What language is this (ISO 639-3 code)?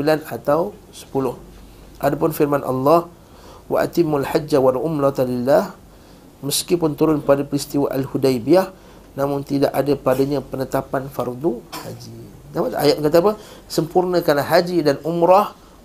msa